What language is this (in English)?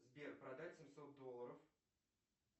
Russian